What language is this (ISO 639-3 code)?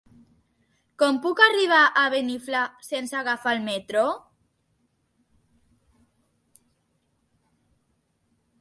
cat